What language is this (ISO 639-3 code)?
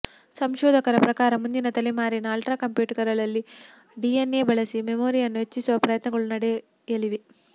kan